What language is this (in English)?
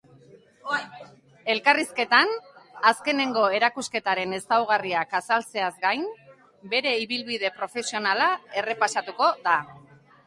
Basque